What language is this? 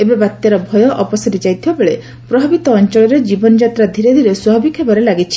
Odia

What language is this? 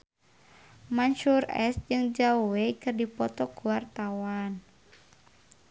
Sundanese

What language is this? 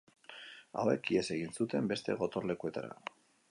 Basque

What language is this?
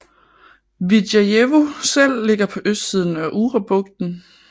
Danish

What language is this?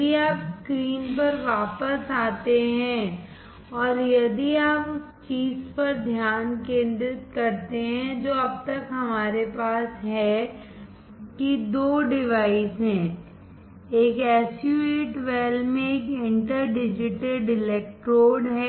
Hindi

